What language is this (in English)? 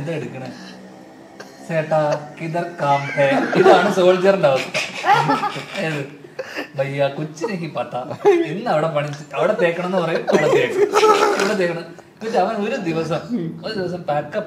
Malayalam